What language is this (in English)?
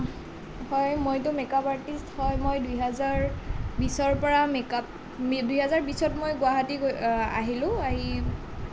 Assamese